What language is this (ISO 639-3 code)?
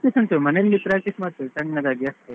kan